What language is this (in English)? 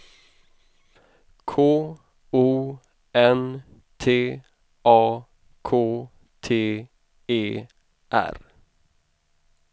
Swedish